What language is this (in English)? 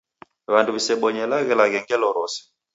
Taita